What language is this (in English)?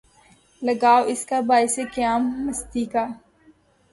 Urdu